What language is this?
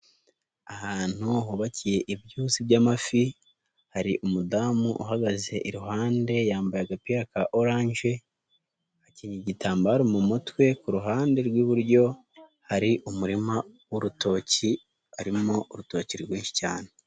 Kinyarwanda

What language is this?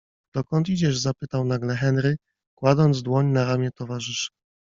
Polish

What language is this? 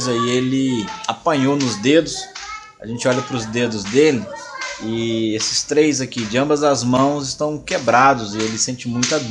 Portuguese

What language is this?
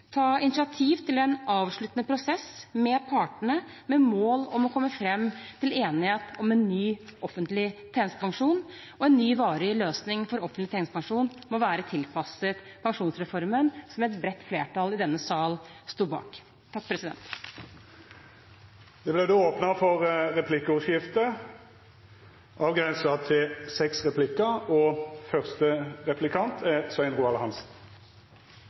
Norwegian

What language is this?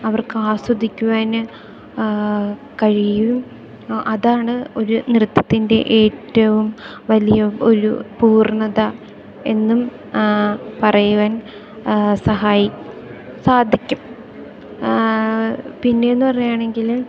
Malayalam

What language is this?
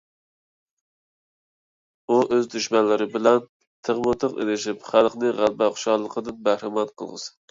Uyghur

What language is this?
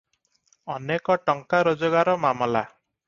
Odia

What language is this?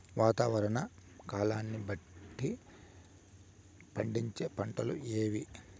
Telugu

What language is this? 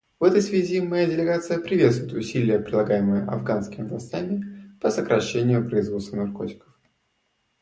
Russian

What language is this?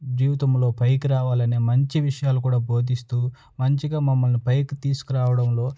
Telugu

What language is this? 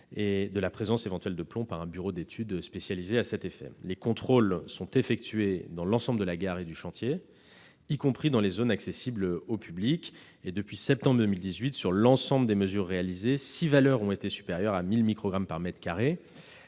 French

